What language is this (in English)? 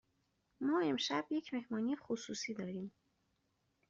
Persian